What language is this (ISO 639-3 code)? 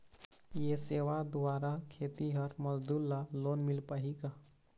hne